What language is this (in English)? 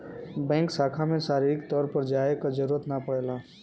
Bhojpuri